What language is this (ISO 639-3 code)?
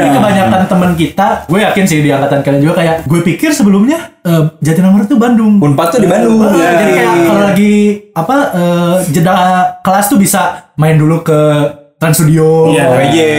ind